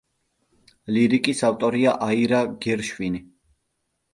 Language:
Georgian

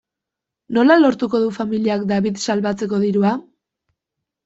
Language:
Basque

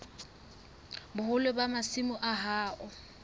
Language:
Southern Sotho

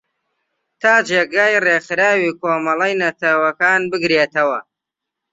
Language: Central Kurdish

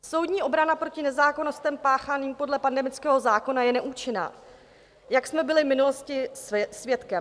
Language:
Czech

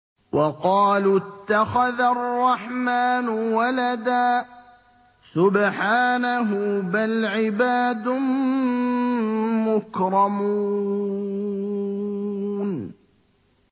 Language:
Arabic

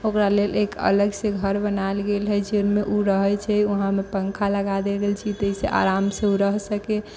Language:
Maithili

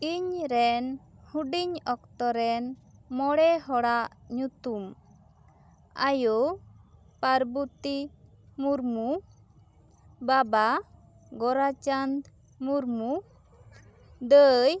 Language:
Santali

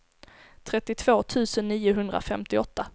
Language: Swedish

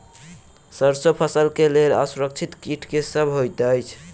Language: Maithili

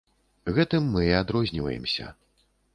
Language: Belarusian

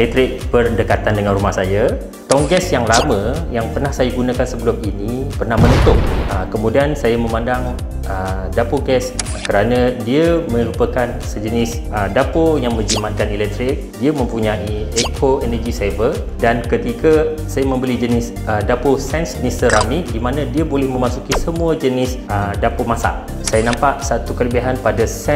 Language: Malay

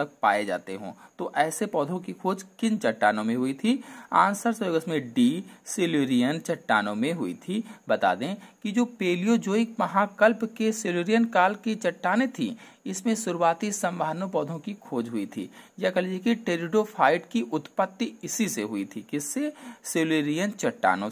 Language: Hindi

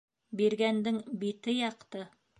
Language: Bashkir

